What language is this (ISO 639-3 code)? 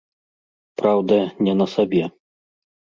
bel